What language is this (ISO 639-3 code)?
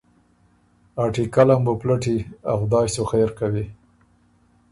oru